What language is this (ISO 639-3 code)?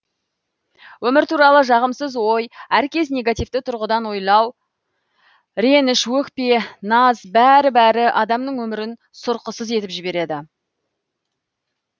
kaz